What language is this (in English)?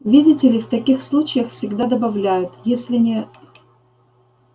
Russian